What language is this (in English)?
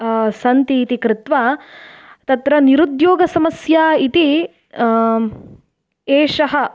Sanskrit